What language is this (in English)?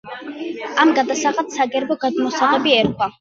Georgian